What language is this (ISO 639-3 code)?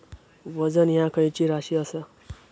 mar